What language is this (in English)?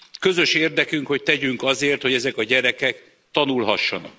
Hungarian